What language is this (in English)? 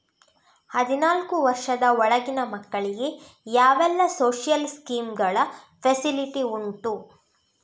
Kannada